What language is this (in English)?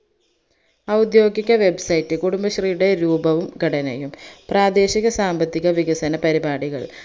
Malayalam